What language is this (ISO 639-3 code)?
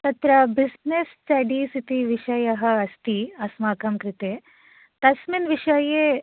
san